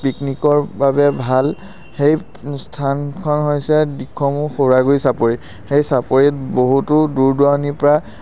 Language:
Assamese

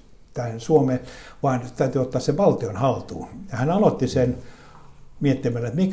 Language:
Finnish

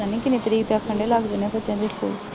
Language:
Punjabi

